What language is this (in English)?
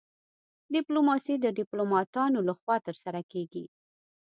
Pashto